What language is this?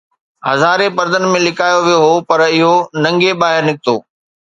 Sindhi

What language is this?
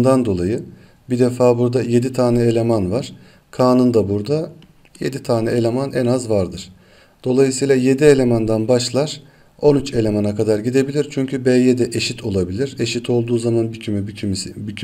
Turkish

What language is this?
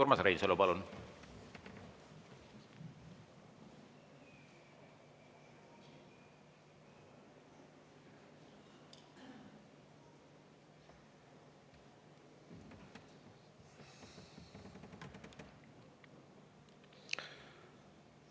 Estonian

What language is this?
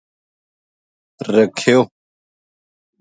Gujari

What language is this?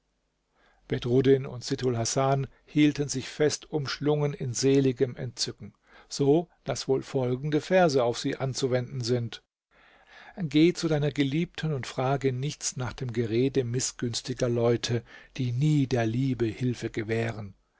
German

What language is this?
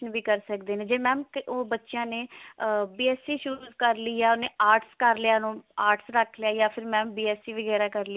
Punjabi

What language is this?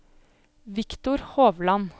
Norwegian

